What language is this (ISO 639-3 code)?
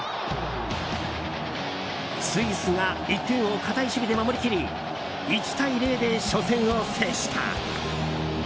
jpn